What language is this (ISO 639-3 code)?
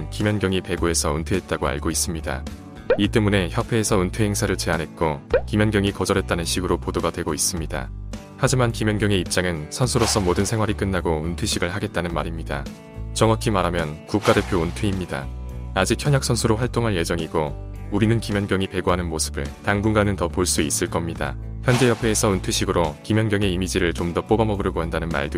kor